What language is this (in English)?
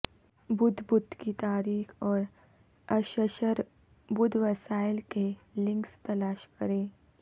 Urdu